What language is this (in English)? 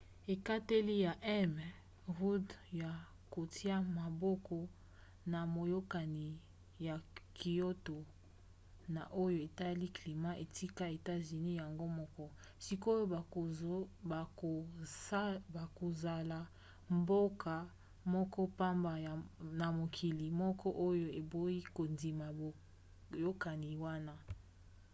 Lingala